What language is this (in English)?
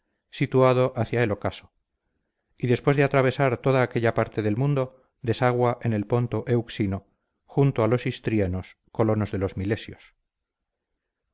Spanish